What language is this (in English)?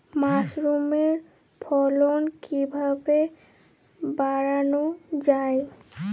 Bangla